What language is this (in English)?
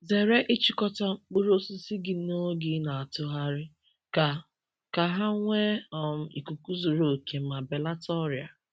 Igbo